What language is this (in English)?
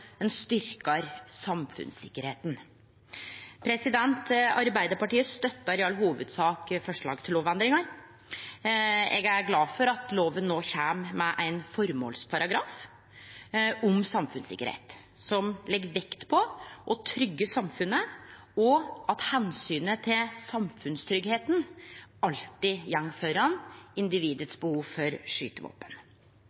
Norwegian Nynorsk